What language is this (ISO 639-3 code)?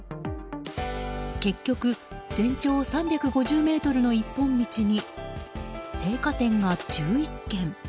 jpn